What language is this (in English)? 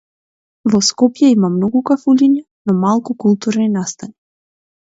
Macedonian